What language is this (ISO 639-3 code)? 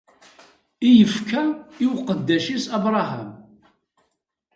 kab